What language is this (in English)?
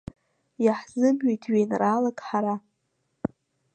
Abkhazian